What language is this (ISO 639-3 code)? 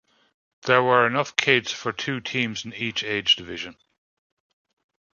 eng